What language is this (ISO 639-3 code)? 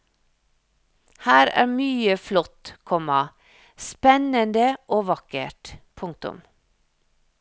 nor